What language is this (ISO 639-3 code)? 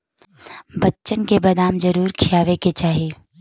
bho